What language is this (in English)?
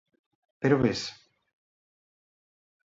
Galician